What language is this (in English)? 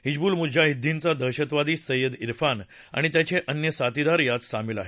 Marathi